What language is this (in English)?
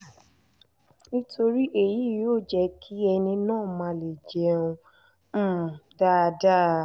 Yoruba